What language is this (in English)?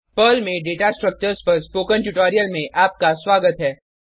Hindi